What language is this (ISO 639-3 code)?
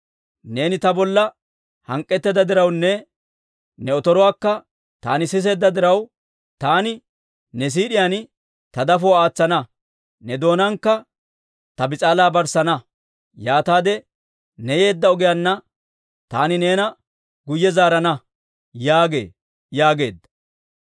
dwr